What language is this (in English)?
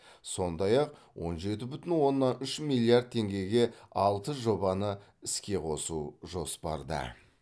Kazakh